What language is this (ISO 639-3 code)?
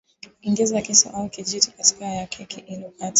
swa